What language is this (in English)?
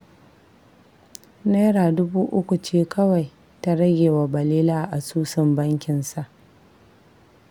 Hausa